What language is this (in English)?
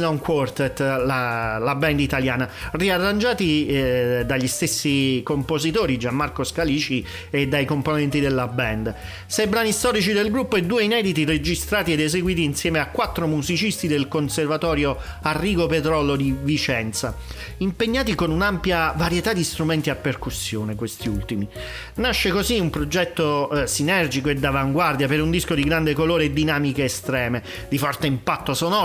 Italian